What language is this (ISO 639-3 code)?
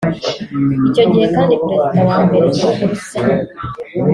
kin